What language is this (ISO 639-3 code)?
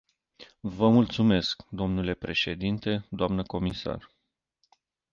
ron